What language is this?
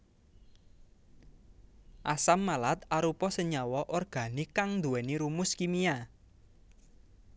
Javanese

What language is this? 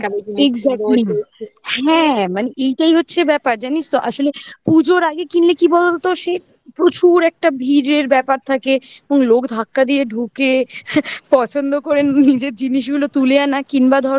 Bangla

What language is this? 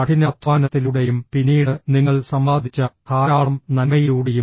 Malayalam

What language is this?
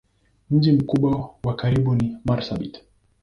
Swahili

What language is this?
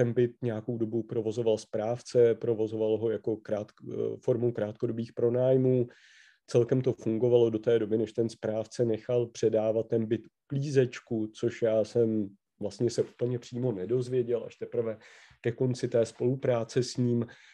Czech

